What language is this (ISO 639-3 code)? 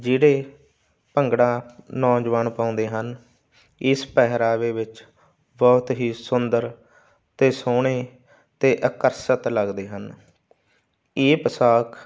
pan